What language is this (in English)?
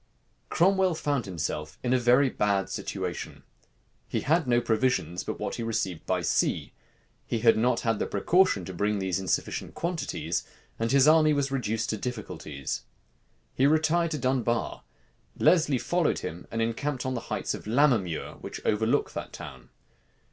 English